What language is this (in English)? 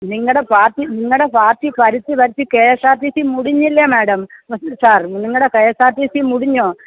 Malayalam